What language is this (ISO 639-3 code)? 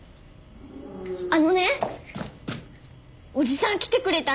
jpn